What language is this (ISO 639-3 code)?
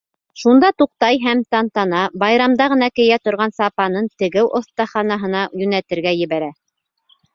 bak